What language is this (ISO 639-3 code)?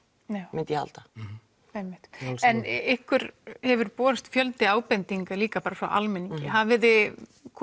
isl